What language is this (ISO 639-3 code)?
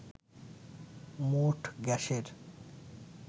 ben